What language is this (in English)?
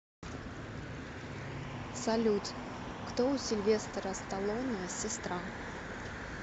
Russian